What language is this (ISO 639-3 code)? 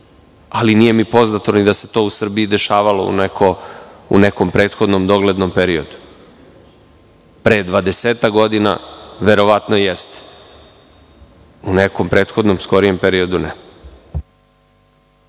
srp